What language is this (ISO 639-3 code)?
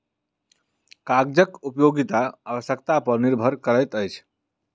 mai